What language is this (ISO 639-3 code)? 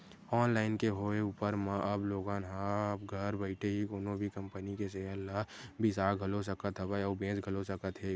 hne